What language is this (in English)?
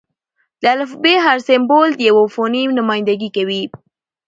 Pashto